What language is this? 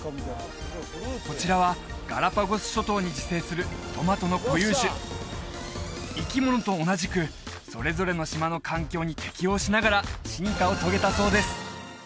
Japanese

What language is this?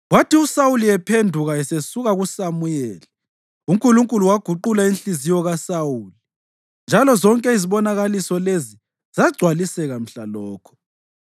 North Ndebele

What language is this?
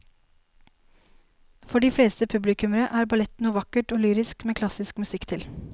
Norwegian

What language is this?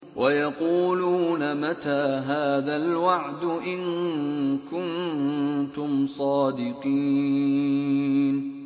Arabic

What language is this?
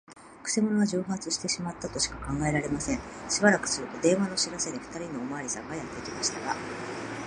Japanese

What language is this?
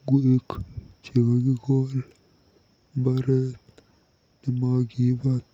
Kalenjin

